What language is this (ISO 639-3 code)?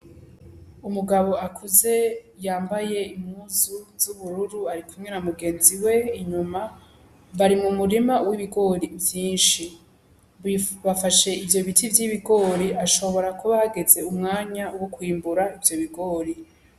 run